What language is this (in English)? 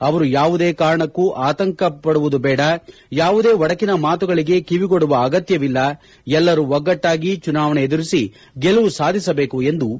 Kannada